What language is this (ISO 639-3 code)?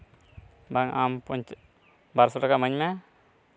sat